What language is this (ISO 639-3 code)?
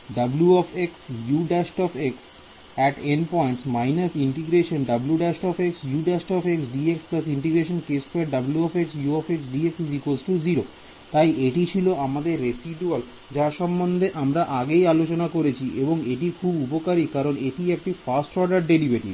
ben